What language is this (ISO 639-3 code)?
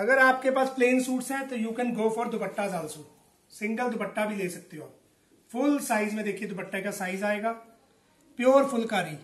hin